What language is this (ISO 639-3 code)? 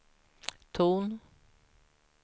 swe